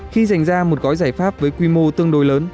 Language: Vietnamese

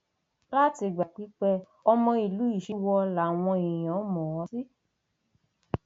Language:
Yoruba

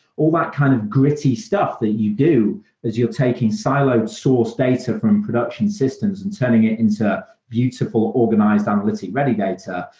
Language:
English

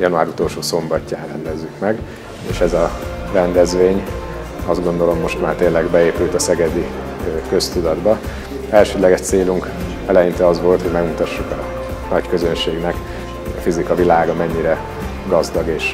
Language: Hungarian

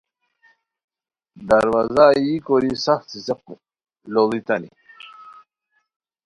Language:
Khowar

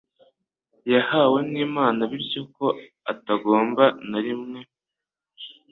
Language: Kinyarwanda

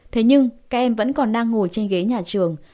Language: Vietnamese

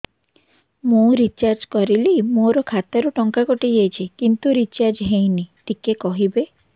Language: Odia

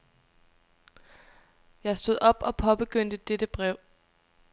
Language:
Danish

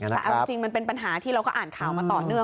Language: Thai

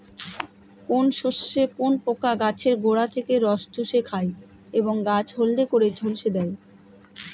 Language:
Bangla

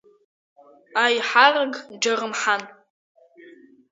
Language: Abkhazian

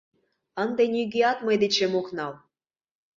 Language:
Mari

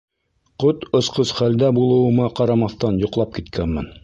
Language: Bashkir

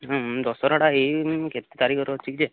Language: Odia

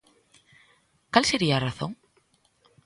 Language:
Galician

